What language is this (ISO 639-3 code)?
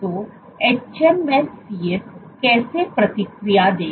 hin